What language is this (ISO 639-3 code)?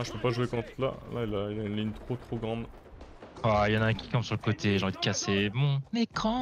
fra